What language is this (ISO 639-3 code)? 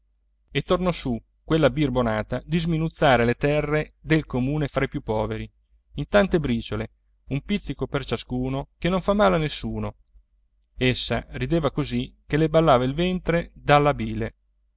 ita